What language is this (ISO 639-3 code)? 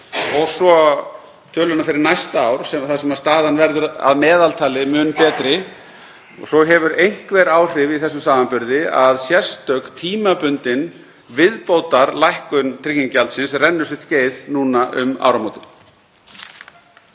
isl